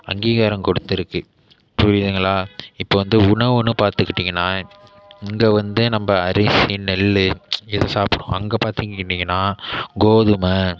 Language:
Tamil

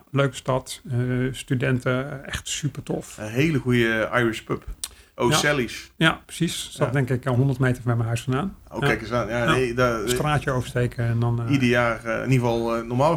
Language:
Dutch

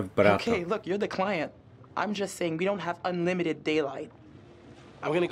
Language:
Polish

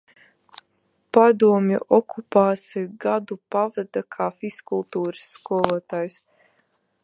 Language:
Latvian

